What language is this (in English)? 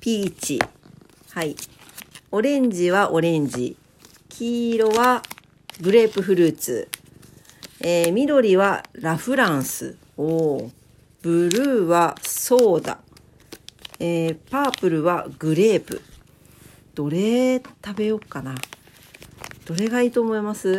Japanese